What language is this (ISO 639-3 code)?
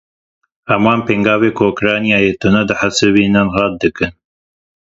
kur